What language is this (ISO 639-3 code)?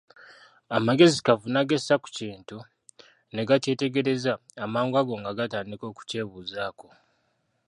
lug